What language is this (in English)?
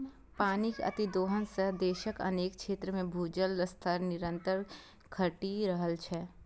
Maithili